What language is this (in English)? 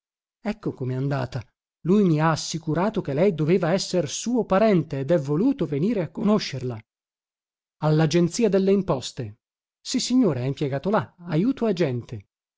Italian